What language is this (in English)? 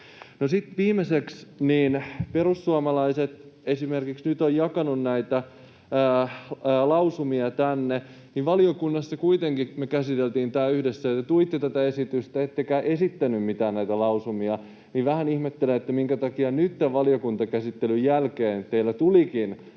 Finnish